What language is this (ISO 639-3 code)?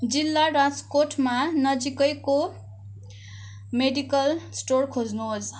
nep